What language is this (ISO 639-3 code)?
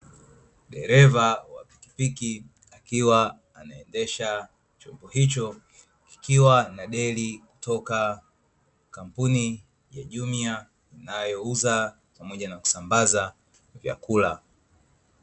swa